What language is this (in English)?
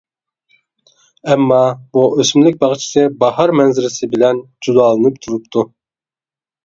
Uyghur